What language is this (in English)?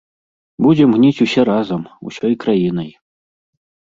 Belarusian